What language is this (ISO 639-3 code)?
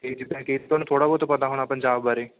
pan